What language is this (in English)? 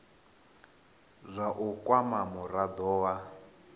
Venda